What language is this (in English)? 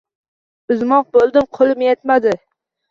Uzbek